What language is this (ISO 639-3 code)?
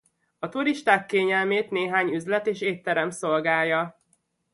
hun